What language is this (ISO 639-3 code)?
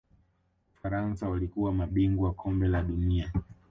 swa